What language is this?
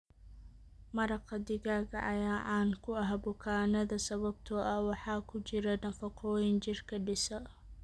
Somali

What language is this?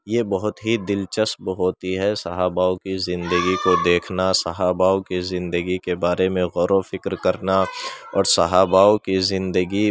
Urdu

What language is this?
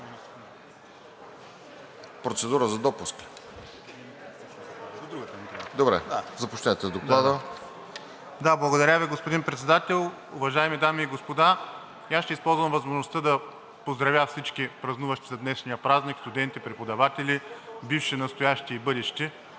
Bulgarian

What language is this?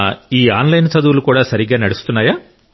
Telugu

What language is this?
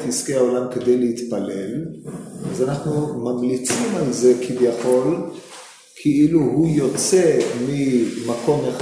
Hebrew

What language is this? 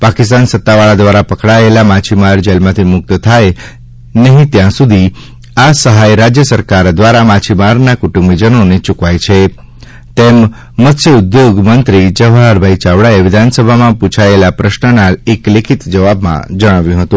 Gujarati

